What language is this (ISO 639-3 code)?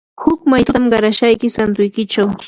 qur